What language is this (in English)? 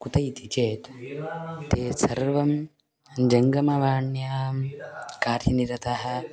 Sanskrit